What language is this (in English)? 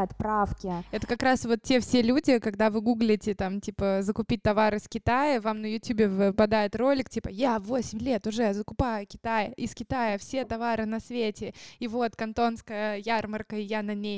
Russian